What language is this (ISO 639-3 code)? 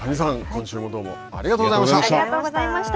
jpn